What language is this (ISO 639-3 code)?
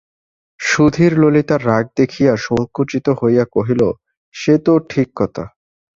ben